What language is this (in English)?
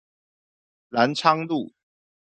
Chinese